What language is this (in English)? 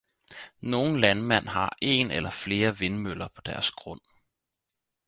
Danish